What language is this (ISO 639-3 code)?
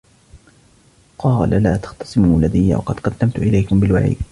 ara